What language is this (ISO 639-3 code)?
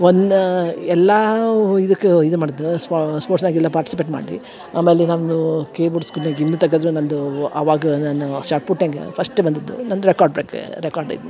kan